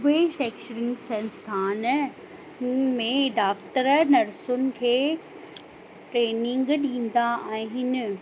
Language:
Sindhi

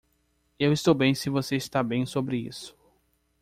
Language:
Portuguese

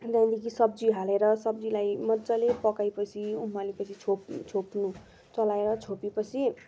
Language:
Nepali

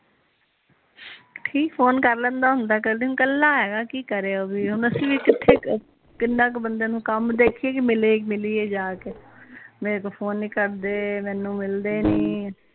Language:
Punjabi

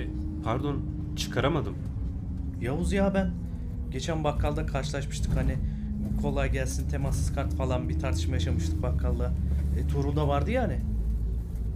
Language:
Turkish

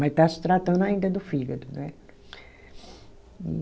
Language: Portuguese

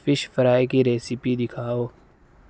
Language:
Urdu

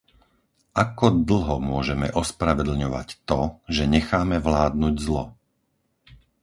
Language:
Slovak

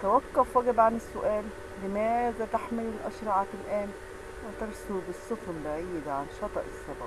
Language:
Arabic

